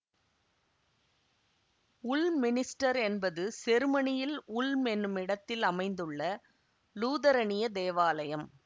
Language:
Tamil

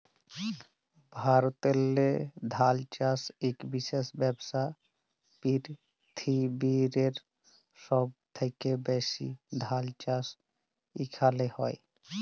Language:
Bangla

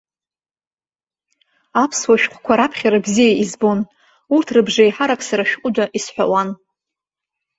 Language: Abkhazian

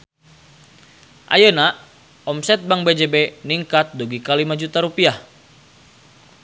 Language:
Sundanese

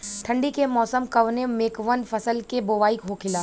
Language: Bhojpuri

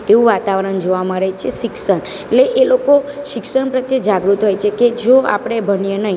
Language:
Gujarati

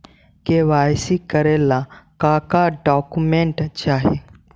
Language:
Magahi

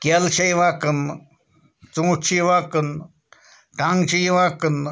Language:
Kashmiri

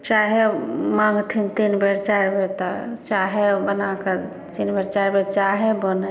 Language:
Maithili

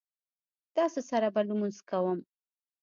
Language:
Pashto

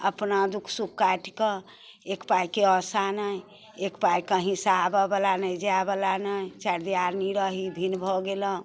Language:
Maithili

